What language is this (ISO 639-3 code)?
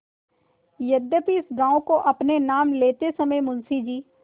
hin